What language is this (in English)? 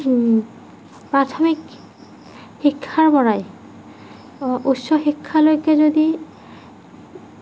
Assamese